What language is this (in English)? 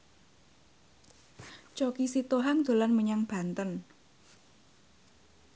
Javanese